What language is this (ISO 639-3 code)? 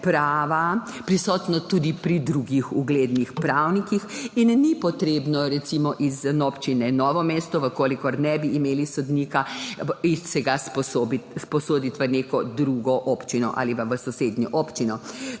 slv